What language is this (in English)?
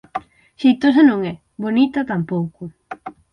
Galician